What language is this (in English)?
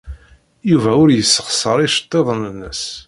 Kabyle